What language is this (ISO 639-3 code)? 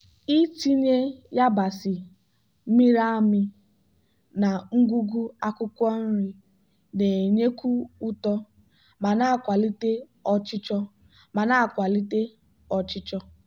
ibo